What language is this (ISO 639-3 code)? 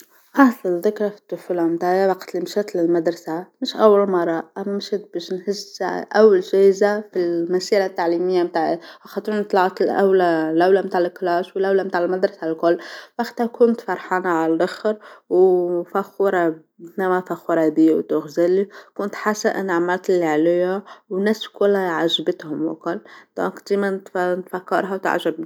aeb